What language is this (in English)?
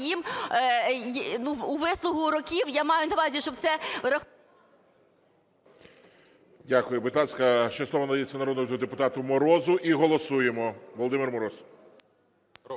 Ukrainian